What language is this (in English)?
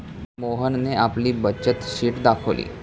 Marathi